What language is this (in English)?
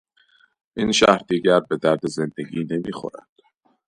Persian